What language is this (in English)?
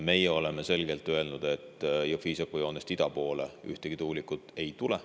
Estonian